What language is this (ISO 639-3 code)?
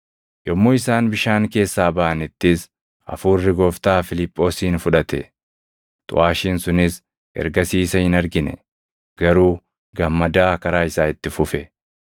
orm